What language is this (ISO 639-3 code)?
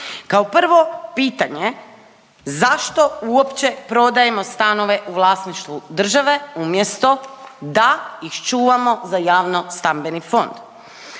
hrv